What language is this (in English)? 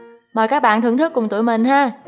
Vietnamese